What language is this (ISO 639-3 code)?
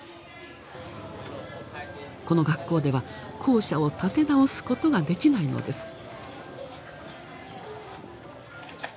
jpn